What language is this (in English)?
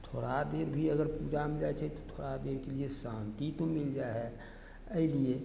Maithili